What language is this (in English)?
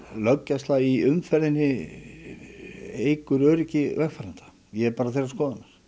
Icelandic